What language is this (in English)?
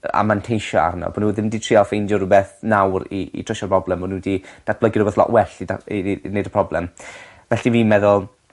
Welsh